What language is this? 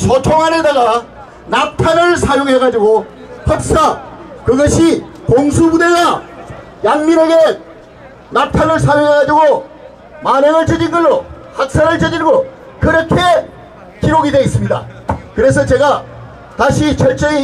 Korean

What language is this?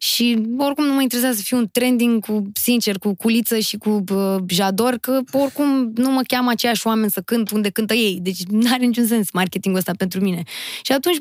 Romanian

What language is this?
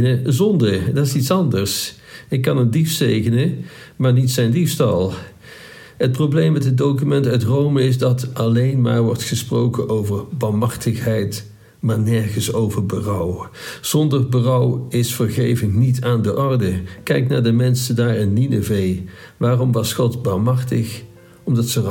Dutch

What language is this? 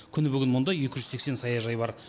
Kazakh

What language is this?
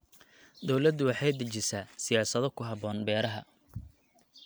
Somali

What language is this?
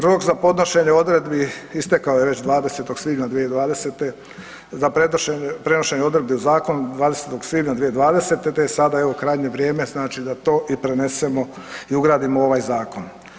Croatian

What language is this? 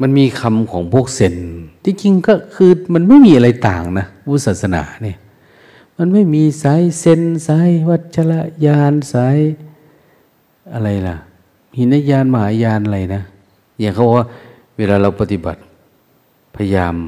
Thai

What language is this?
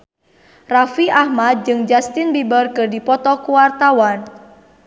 Sundanese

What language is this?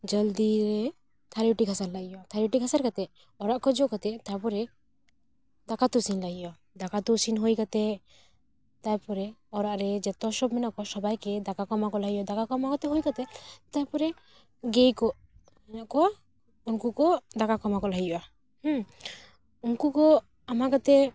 Santali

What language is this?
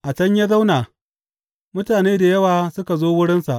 Hausa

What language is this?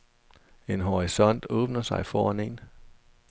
Danish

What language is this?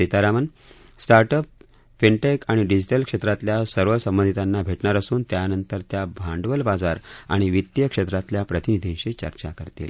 Marathi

